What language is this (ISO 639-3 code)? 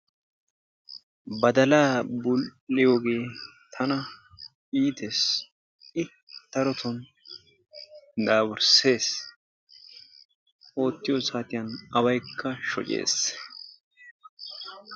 wal